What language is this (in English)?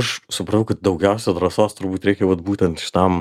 Lithuanian